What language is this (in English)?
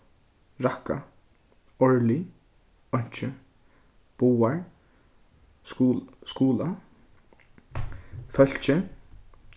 Faroese